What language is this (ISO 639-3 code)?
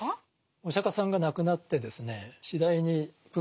jpn